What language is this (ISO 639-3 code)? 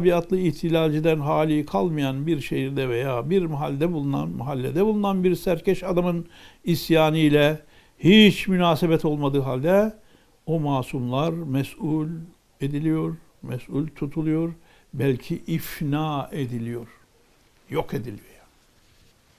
tur